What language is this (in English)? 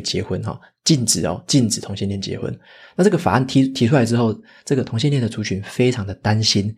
Chinese